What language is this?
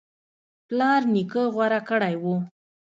Pashto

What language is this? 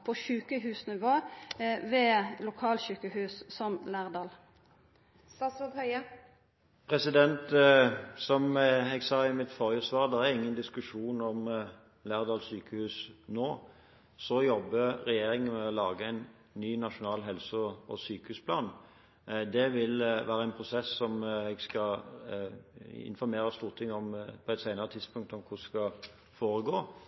Norwegian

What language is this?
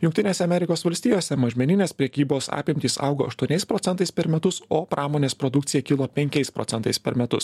Lithuanian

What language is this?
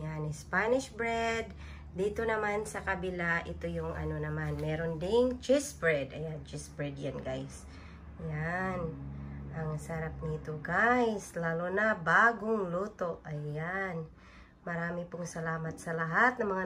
Filipino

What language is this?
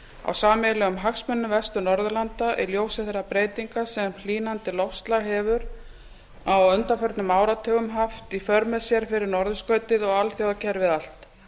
Icelandic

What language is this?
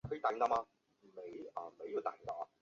Chinese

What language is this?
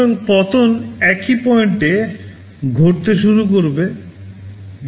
Bangla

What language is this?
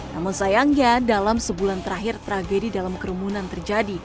Indonesian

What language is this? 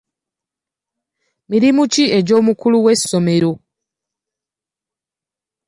Ganda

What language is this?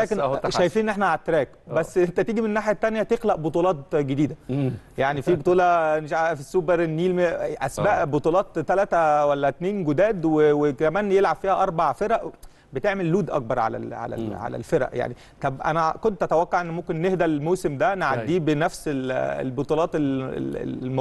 Arabic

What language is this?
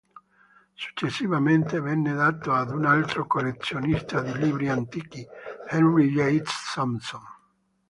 Italian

